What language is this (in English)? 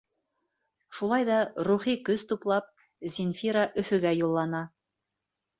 Bashkir